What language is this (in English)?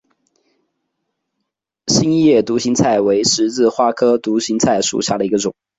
Chinese